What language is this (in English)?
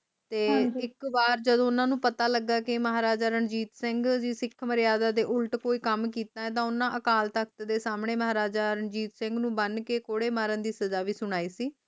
Punjabi